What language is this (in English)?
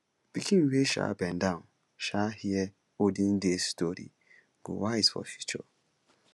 Nigerian Pidgin